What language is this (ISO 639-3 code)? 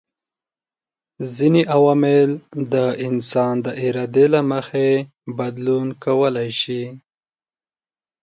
pus